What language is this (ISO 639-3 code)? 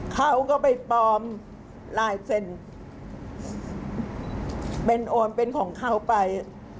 tha